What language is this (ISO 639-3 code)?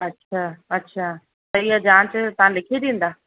snd